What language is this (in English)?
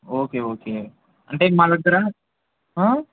Telugu